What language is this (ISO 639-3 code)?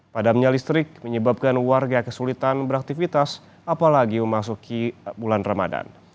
ind